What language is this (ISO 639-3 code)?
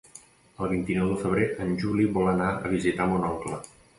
cat